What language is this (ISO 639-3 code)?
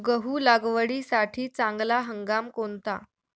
mar